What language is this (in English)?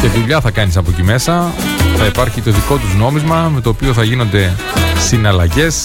Greek